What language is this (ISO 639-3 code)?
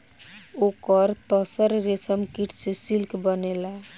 bho